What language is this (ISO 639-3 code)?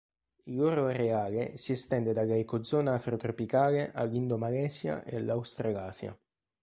ita